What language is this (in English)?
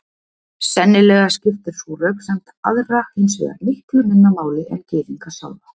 Icelandic